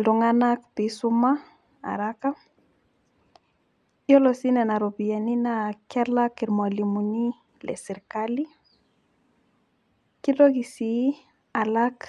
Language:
Masai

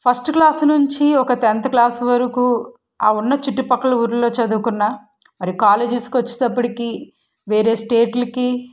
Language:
Telugu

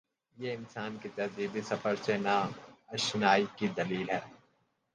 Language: Urdu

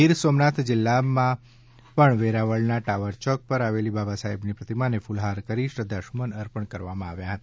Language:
Gujarati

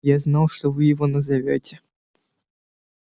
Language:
Russian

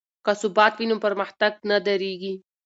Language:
Pashto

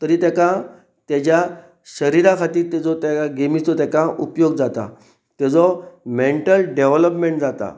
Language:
Konkani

